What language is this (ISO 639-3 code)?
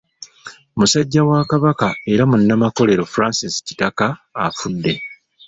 lug